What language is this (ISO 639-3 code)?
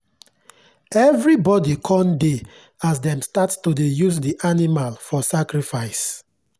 pcm